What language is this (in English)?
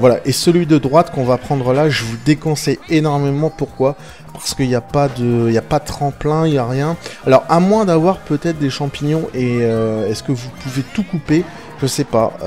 French